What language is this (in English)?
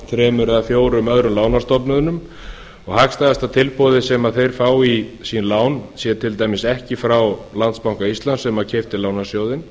Icelandic